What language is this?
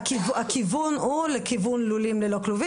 Hebrew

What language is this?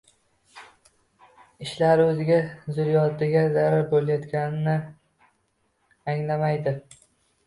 Uzbek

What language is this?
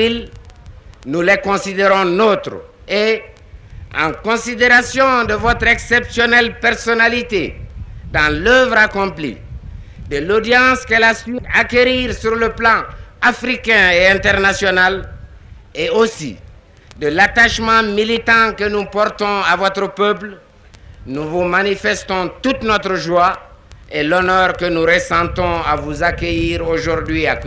French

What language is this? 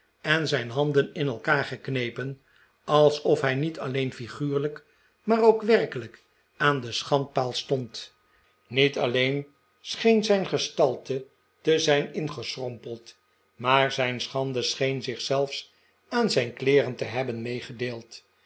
Dutch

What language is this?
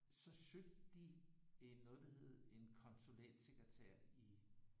Danish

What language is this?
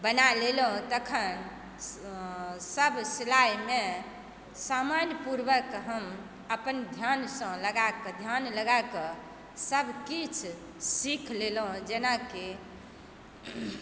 Maithili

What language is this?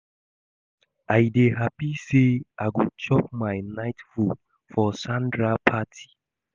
Nigerian Pidgin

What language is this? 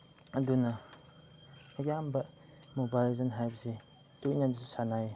Manipuri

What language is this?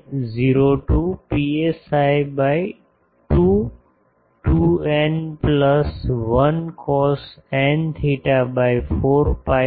Gujarati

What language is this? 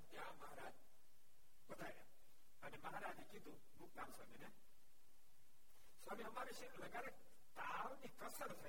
Gujarati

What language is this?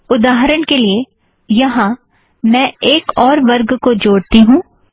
Hindi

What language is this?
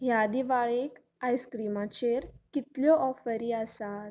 Konkani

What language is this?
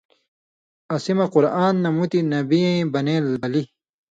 Indus Kohistani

